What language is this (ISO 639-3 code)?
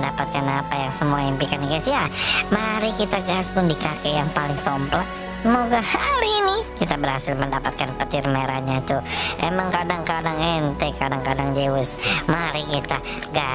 ind